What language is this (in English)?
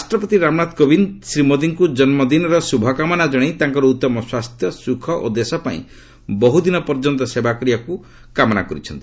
Odia